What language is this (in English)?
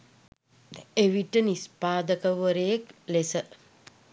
Sinhala